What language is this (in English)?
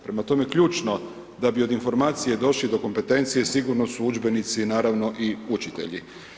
Croatian